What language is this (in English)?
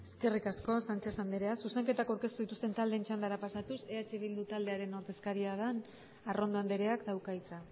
Basque